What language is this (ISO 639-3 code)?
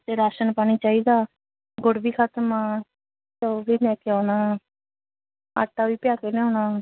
pan